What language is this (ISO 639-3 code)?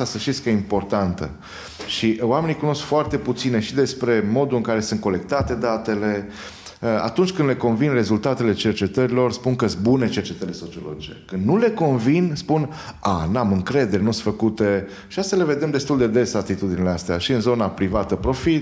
ron